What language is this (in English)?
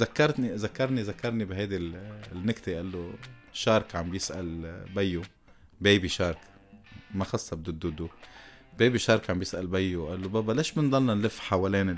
Arabic